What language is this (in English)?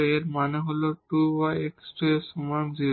Bangla